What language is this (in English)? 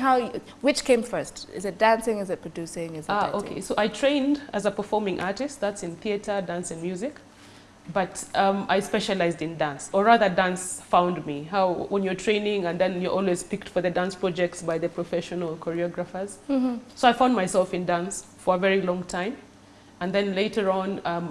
English